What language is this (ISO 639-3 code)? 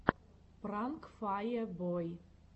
rus